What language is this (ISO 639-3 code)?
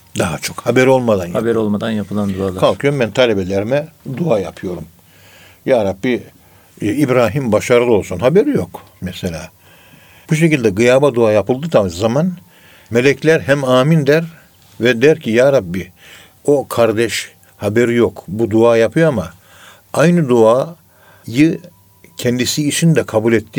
tur